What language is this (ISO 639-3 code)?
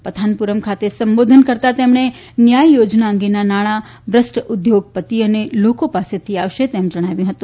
guj